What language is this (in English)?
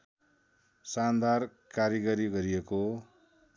Nepali